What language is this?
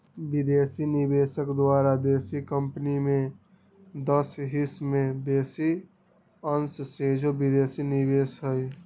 Magahi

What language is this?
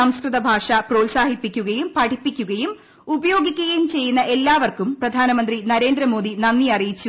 Malayalam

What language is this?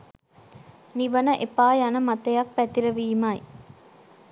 Sinhala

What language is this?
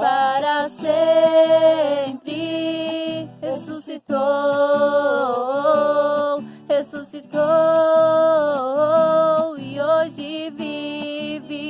Portuguese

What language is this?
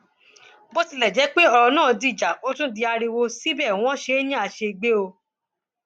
Yoruba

